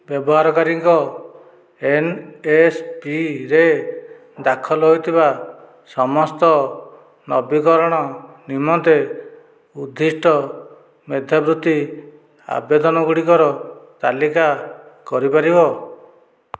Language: Odia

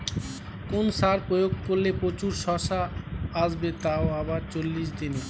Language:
Bangla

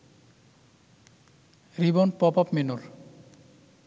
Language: Bangla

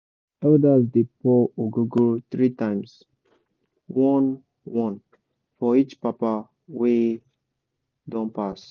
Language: Nigerian Pidgin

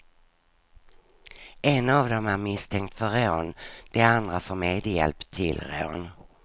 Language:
Swedish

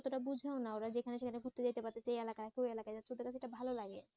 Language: Bangla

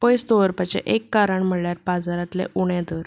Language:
Konkani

